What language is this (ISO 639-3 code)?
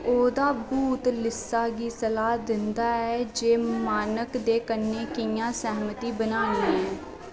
doi